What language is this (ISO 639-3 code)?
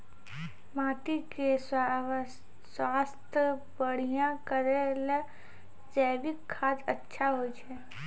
mai